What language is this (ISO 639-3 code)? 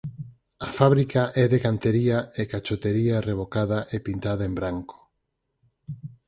glg